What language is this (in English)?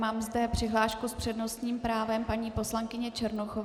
Czech